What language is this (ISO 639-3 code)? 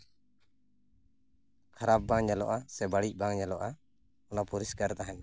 sat